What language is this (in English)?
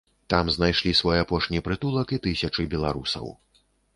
Belarusian